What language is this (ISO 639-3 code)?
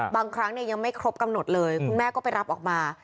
tha